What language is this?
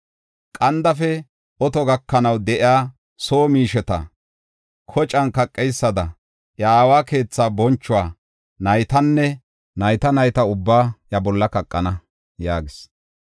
Gofa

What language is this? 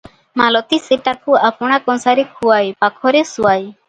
Odia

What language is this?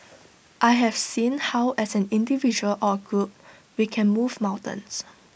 English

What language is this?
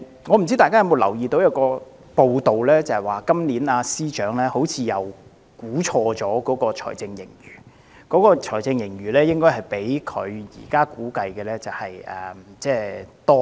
Cantonese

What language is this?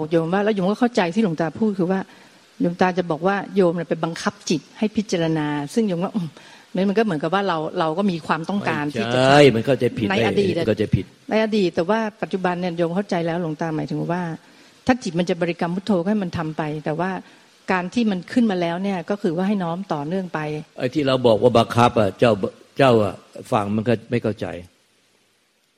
Thai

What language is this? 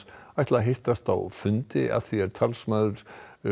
Icelandic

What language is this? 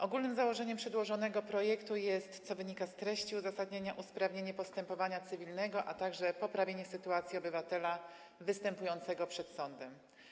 Polish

